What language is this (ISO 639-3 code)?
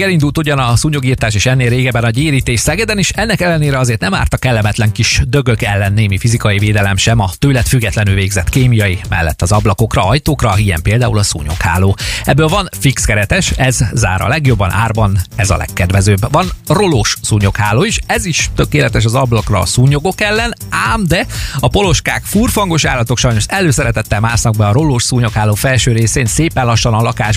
hun